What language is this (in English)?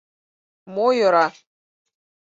Mari